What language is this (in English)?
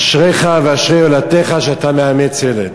Hebrew